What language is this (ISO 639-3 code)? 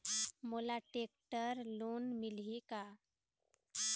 hne